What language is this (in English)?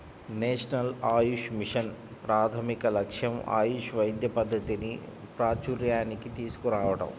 Telugu